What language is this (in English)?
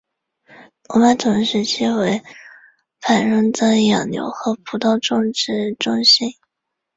Chinese